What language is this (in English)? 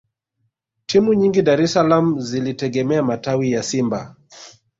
Swahili